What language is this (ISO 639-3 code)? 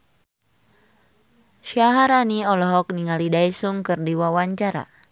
sun